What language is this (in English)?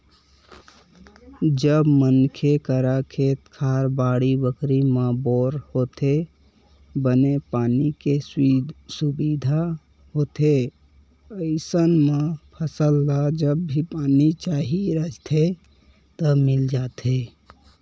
Chhattisgarhi